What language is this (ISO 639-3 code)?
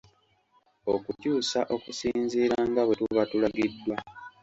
lug